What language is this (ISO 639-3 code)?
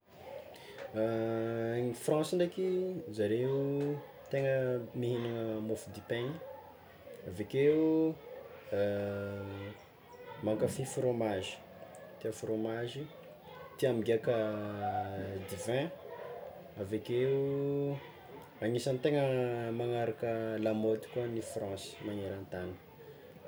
xmw